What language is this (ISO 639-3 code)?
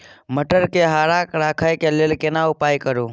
mai